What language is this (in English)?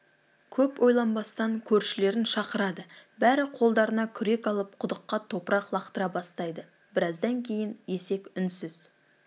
Kazakh